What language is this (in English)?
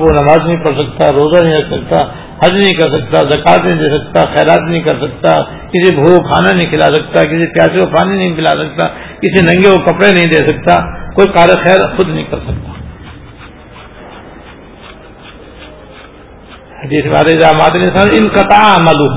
Urdu